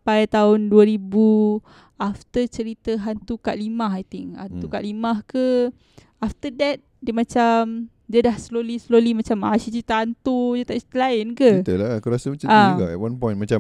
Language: Malay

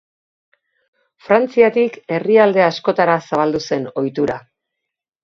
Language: Basque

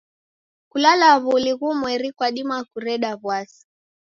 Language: Taita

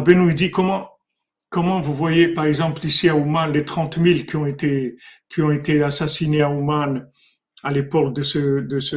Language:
French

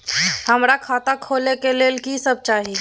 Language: Maithili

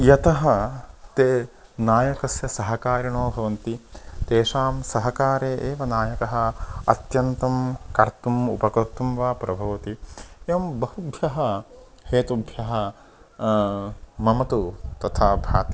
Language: Sanskrit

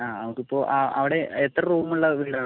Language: Malayalam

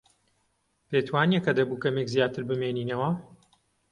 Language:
Central Kurdish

